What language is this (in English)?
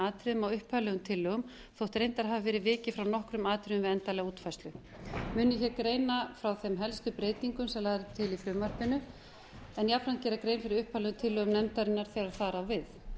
Icelandic